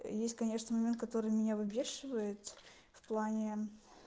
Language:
Russian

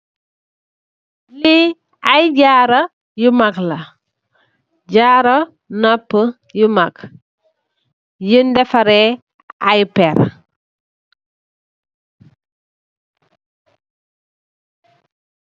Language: Wolof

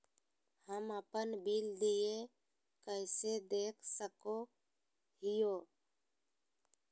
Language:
Magahi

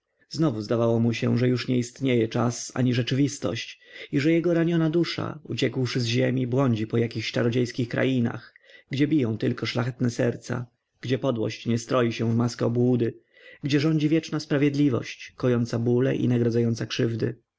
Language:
Polish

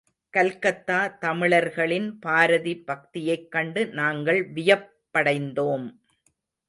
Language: Tamil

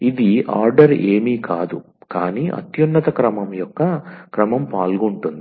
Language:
Telugu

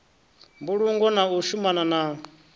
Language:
Venda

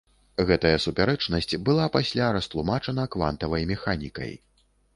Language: Belarusian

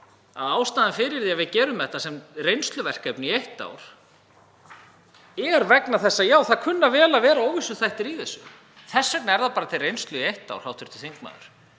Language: Icelandic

